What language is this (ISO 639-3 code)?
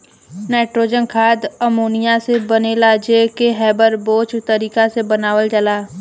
bho